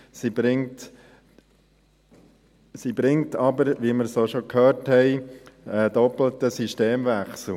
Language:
Swiss German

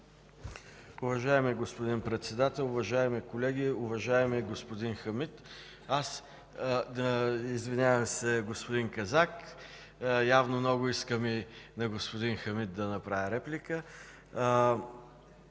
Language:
Bulgarian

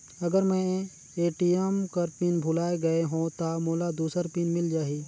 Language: Chhattisgarhi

